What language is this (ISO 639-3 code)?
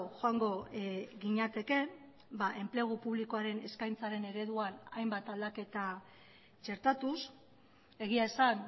eus